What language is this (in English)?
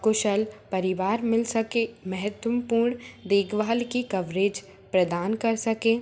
Hindi